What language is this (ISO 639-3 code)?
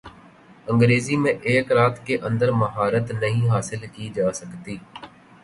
urd